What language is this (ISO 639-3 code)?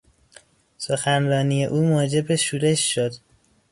fas